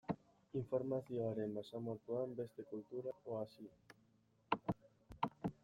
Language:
Basque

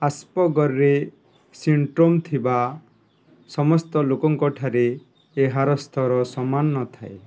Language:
Odia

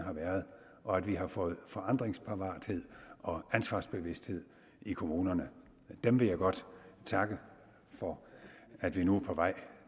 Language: Danish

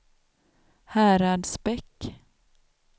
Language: Swedish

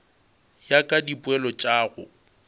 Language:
Northern Sotho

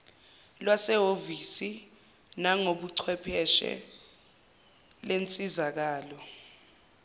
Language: Zulu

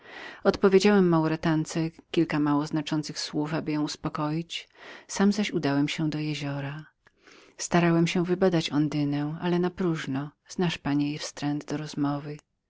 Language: Polish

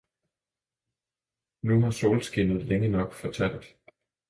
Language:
Danish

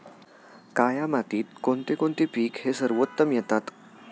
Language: Marathi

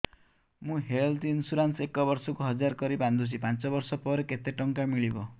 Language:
Odia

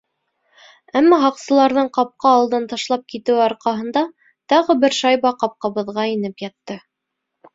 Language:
Bashkir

